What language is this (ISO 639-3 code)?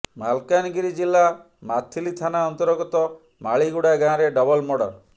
ori